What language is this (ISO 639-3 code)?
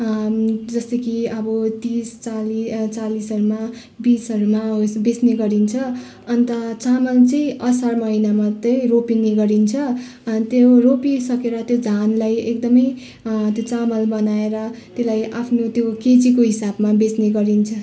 nep